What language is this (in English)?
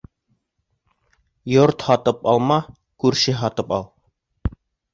Bashkir